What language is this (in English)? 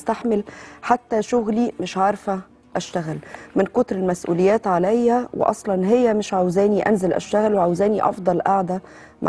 Arabic